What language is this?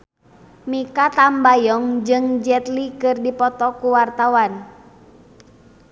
Sundanese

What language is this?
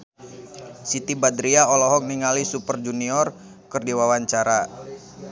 Sundanese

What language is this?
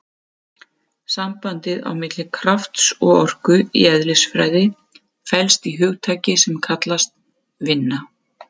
Icelandic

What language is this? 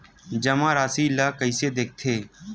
Chhattisgarhi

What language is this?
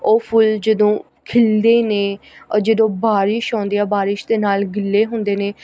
Punjabi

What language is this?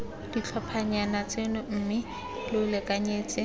Tswana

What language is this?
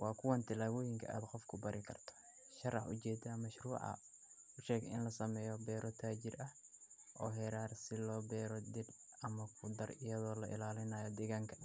Somali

